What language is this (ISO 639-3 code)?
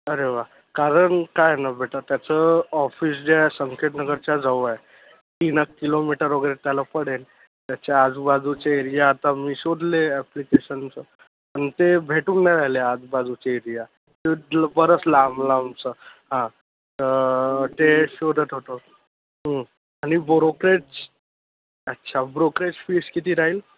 mar